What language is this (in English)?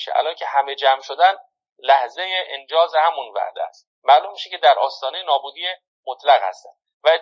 Persian